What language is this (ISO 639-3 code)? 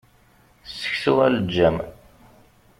kab